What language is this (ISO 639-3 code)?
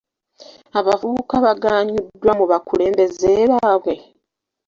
lug